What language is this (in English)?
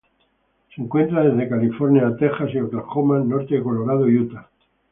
Spanish